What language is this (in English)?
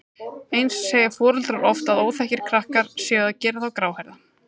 Icelandic